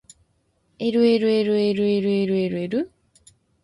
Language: Japanese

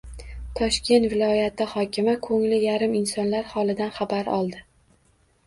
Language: Uzbek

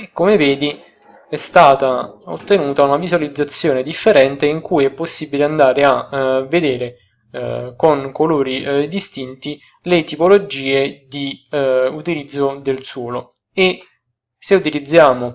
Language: Italian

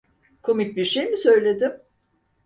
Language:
Turkish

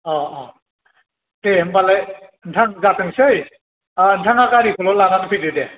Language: Bodo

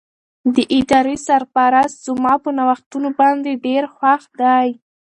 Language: Pashto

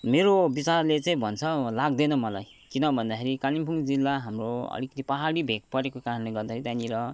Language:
Nepali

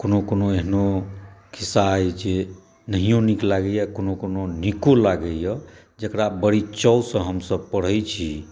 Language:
Maithili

